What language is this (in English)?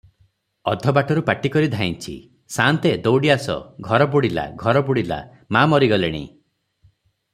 Odia